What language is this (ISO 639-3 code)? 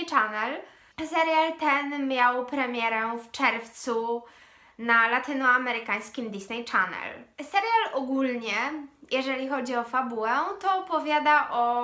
pol